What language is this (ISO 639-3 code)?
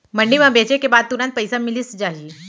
hne